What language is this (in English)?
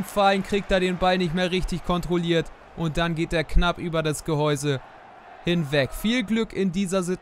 German